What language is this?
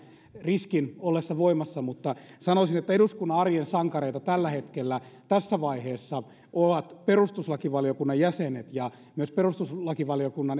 Finnish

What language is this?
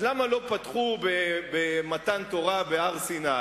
Hebrew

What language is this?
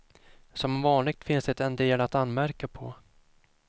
Swedish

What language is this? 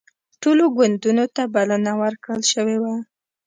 Pashto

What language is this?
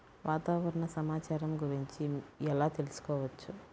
Telugu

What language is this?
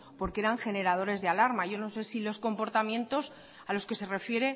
Spanish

